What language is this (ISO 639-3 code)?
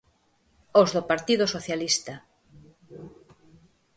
glg